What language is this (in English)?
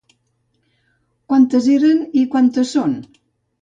Catalan